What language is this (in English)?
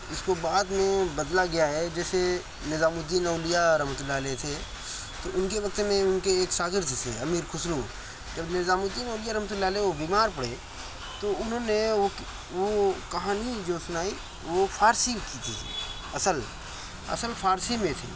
Urdu